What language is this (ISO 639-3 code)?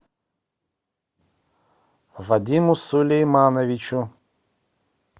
rus